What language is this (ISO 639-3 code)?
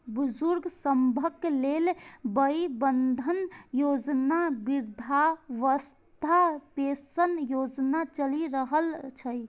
mai